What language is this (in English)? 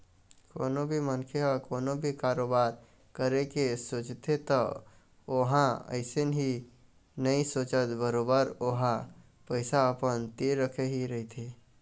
Chhattisgarhi